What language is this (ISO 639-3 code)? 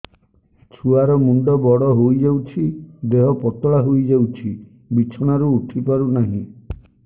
ori